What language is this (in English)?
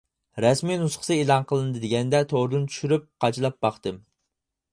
Uyghur